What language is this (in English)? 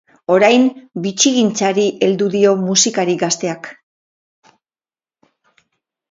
Basque